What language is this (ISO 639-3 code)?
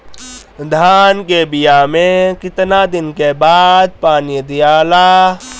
bho